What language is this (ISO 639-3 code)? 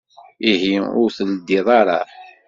kab